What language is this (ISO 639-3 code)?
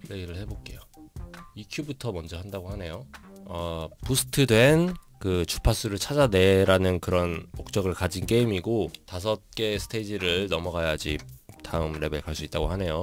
kor